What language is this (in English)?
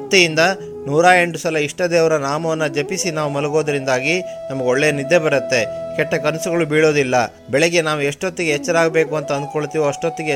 Kannada